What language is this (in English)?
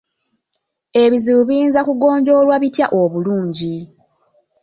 Ganda